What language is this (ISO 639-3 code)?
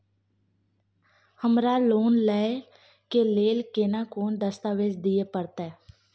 mai